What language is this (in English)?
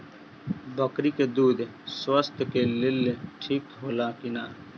Bhojpuri